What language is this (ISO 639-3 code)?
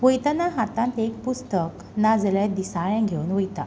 kok